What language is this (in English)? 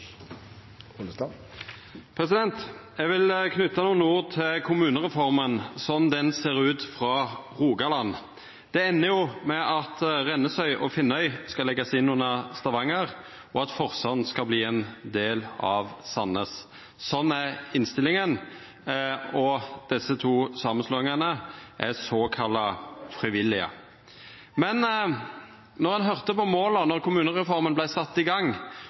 Norwegian